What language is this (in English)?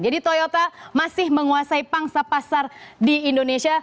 Indonesian